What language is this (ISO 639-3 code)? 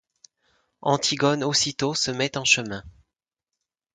fra